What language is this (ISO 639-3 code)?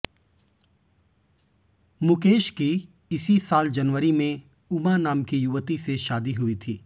hin